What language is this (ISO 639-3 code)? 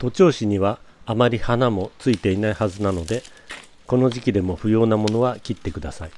jpn